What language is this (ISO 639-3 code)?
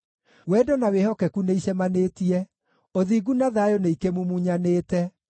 kik